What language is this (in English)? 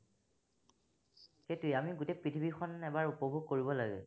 Assamese